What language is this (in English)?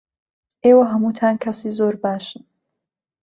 Central Kurdish